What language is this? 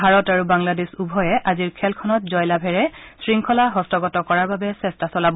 Assamese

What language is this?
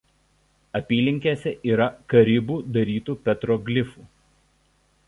Lithuanian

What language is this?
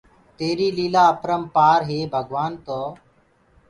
Gurgula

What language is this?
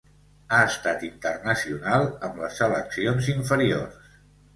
Catalan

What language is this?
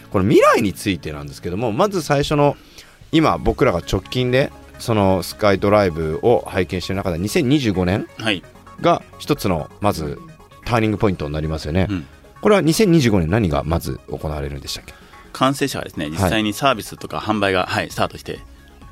Japanese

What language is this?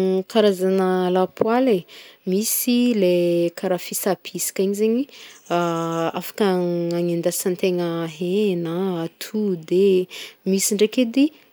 Northern Betsimisaraka Malagasy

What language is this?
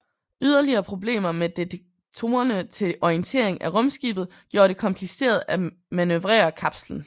Danish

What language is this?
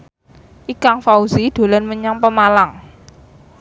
Javanese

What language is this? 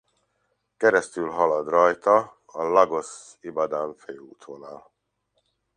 Hungarian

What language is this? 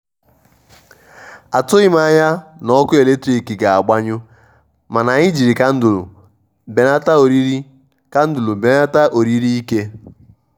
Igbo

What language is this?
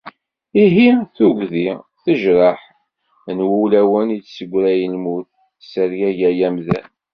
Kabyle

